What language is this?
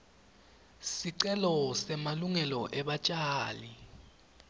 Swati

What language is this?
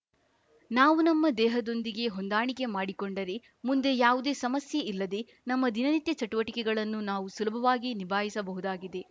Kannada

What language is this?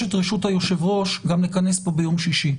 Hebrew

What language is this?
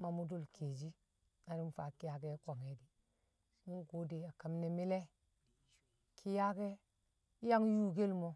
Kamo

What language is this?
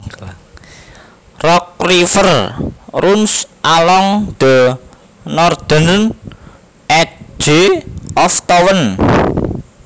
Javanese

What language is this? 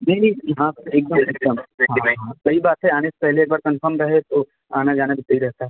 Hindi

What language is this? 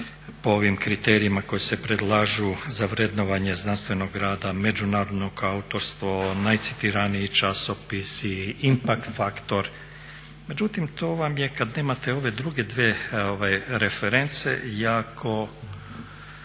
Croatian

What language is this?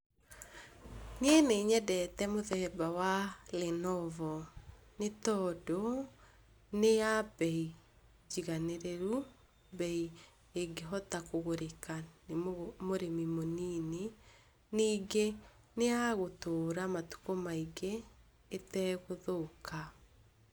Kikuyu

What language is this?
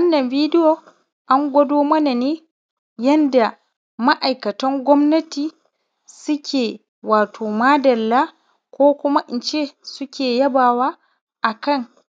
Hausa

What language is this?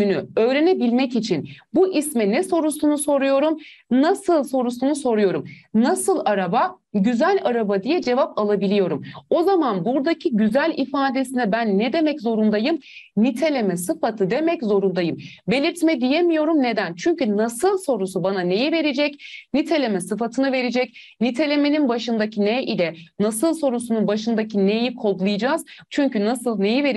Turkish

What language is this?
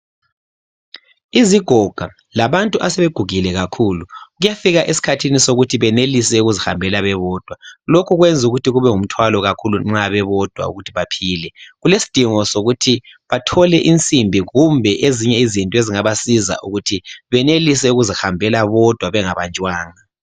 North Ndebele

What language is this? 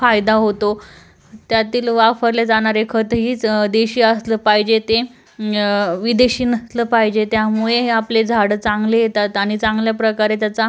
Marathi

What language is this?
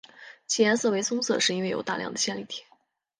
Chinese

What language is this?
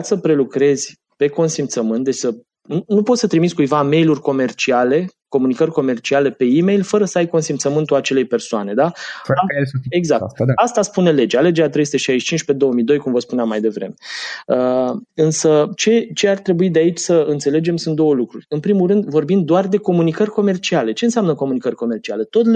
Romanian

